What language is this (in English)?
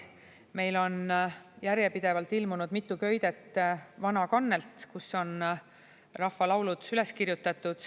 Estonian